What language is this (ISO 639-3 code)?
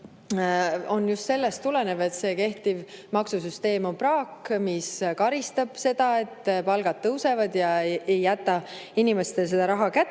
est